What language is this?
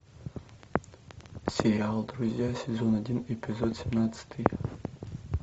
Russian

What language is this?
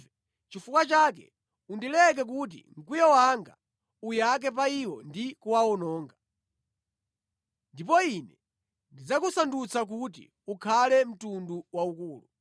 Nyanja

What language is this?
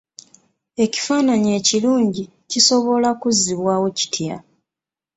Ganda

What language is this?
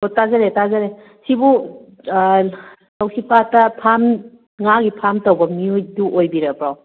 Manipuri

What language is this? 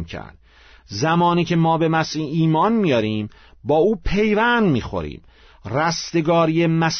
Persian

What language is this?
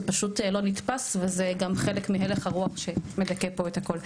Hebrew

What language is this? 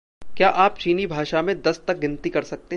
Hindi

